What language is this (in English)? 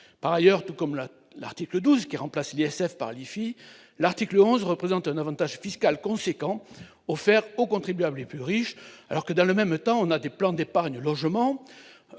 French